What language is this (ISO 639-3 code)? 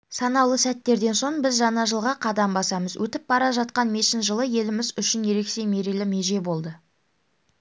kaz